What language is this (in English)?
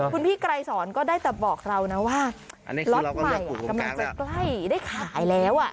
Thai